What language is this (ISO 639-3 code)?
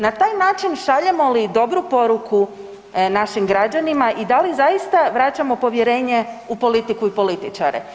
hrv